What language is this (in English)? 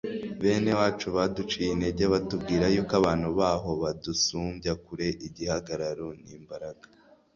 Kinyarwanda